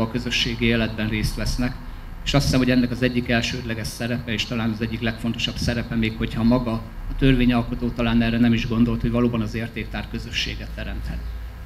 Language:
Hungarian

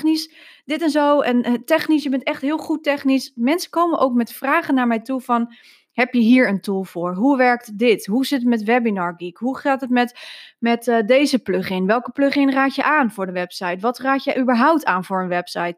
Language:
Dutch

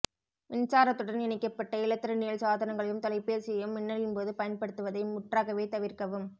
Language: Tamil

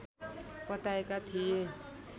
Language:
Nepali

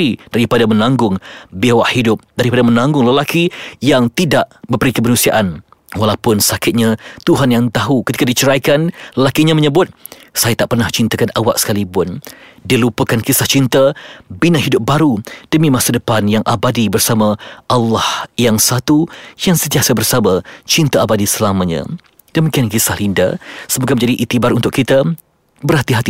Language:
Malay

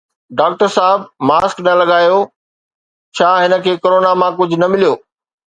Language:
Sindhi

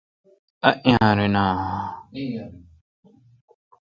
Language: Kalkoti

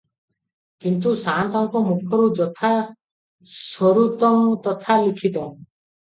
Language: Odia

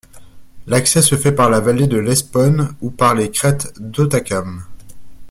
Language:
French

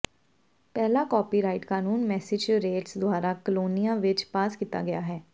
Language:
Punjabi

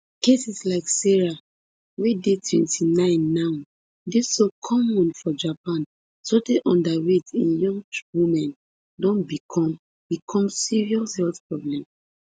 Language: Nigerian Pidgin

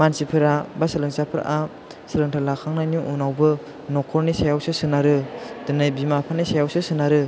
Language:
Bodo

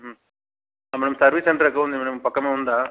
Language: Telugu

